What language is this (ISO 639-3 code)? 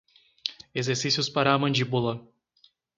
por